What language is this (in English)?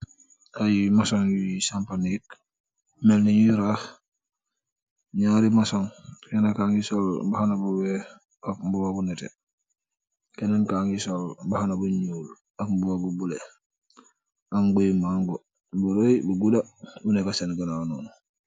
Wolof